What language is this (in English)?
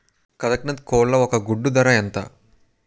Telugu